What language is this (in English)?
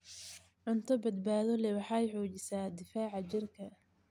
Somali